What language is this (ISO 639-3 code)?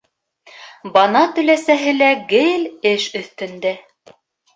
bak